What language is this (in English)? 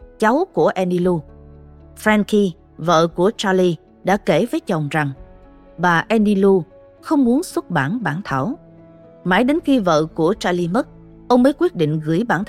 Vietnamese